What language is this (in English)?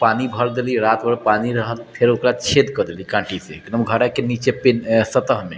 Maithili